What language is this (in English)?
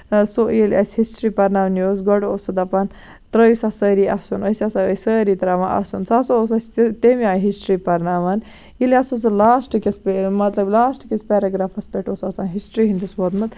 Kashmiri